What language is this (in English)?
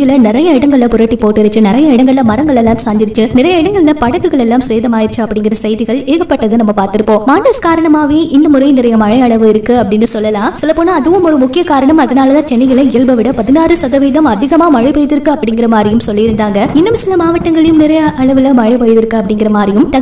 Arabic